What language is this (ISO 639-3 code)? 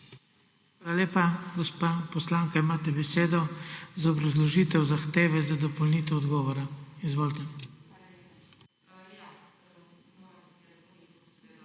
slv